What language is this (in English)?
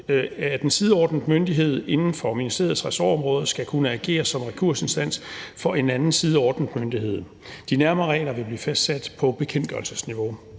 Danish